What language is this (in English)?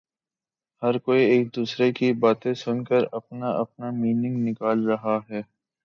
Urdu